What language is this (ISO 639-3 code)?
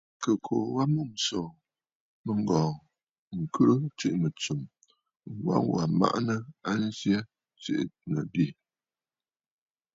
bfd